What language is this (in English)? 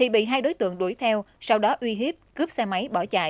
Vietnamese